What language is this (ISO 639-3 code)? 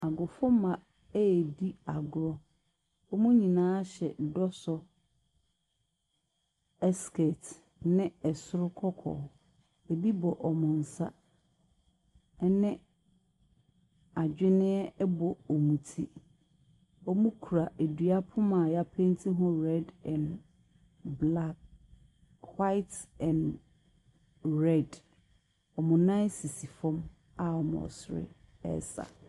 aka